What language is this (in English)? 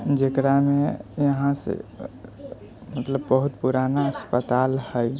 Maithili